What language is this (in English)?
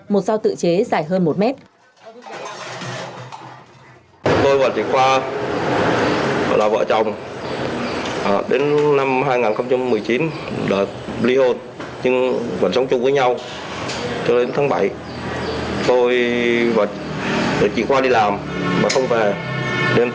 Vietnamese